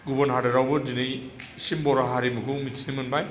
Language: Bodo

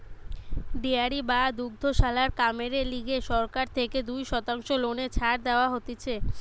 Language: Bangla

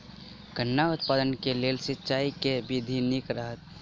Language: Maithili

